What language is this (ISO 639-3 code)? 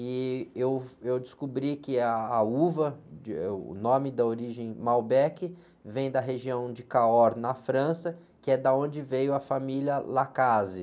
por